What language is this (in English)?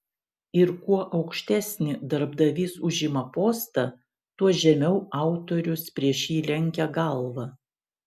Lithuanian